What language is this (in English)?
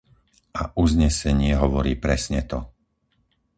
Slovak